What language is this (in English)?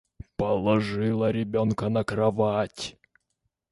Russian